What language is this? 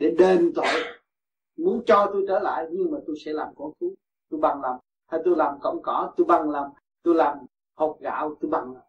Vietnamese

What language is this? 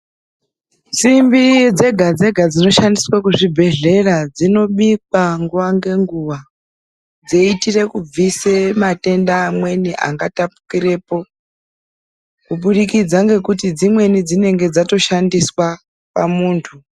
Ndau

